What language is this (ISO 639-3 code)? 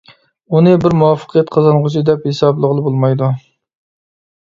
uig